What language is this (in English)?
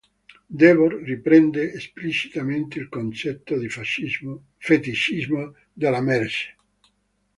Italian